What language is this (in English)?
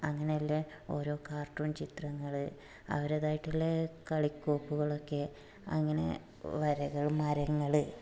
Malayalam